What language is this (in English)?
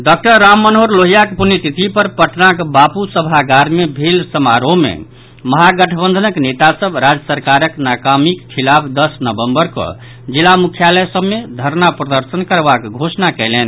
Maithili